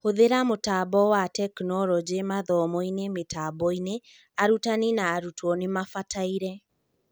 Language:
Kikuyu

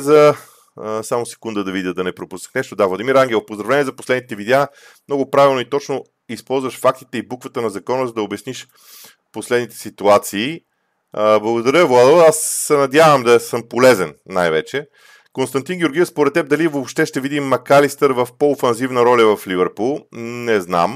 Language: Bulgarian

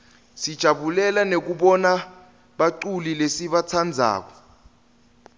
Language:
Swati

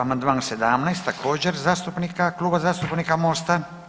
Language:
Croatian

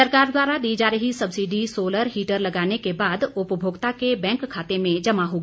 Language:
Hindi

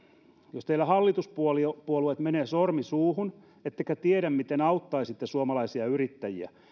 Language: Finnish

